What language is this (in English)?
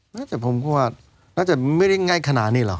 Thai